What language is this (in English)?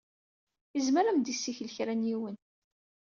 Kabyle